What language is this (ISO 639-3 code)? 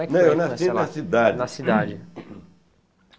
por